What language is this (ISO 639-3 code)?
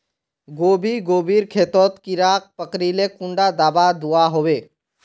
mag